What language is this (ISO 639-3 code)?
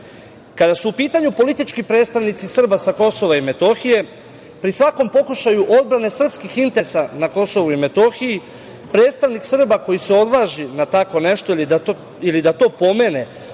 srp